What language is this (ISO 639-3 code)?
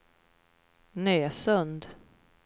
swe